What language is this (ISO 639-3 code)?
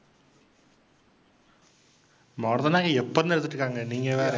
tam